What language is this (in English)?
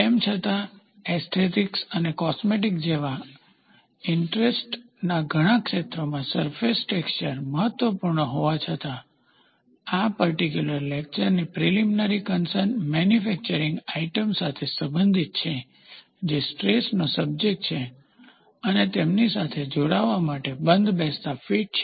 Gujarati